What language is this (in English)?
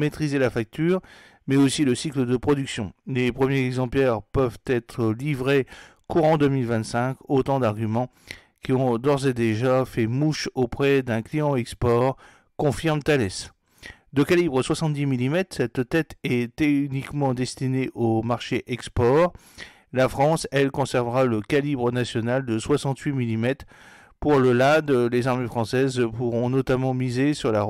French